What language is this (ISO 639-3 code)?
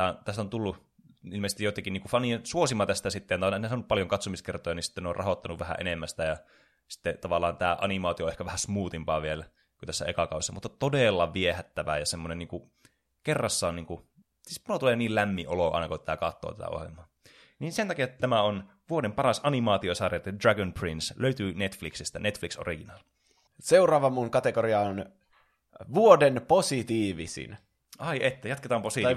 fin